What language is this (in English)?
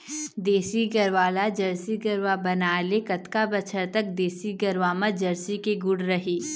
Chhattisgarhi